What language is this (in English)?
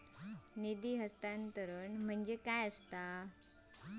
Marathi